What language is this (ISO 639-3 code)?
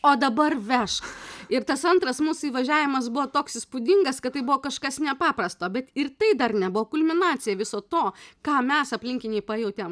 lit